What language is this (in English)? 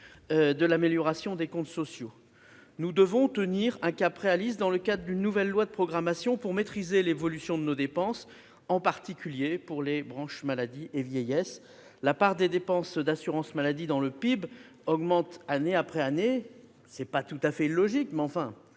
French